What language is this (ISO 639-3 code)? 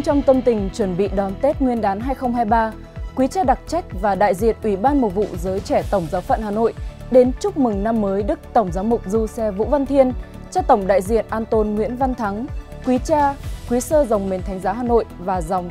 vie